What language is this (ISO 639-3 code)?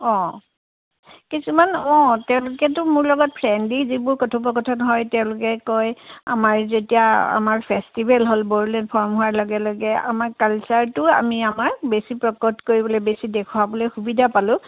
asm